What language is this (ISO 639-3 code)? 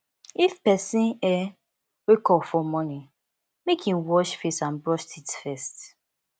pcm